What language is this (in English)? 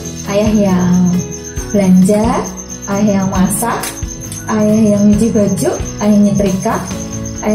Indonesian